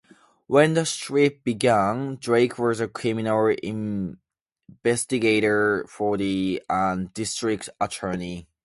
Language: English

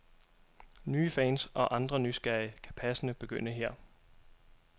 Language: Danish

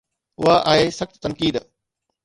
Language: Sindhi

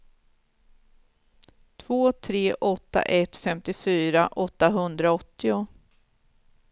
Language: Swedish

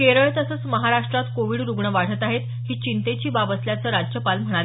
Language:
Marathi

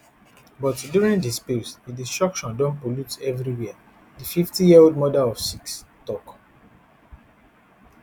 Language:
Nigerian Pidgin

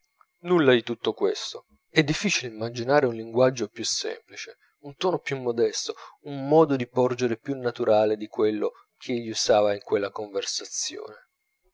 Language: Italian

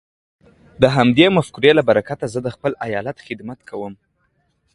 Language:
Pashto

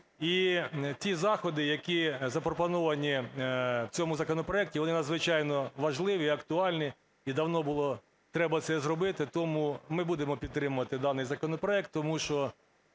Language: Ukrainian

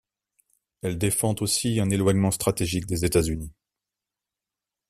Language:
French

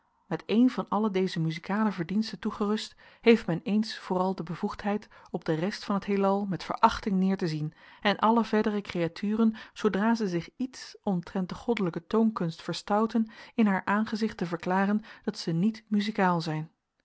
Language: Dutch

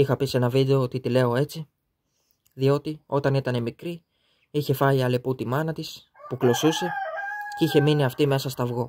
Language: Greek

